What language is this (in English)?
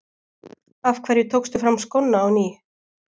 Icelandic